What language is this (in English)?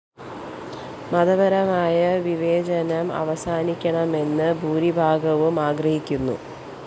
Malayalam